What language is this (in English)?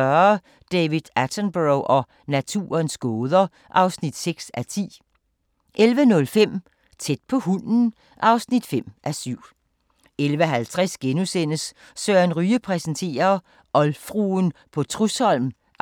Danish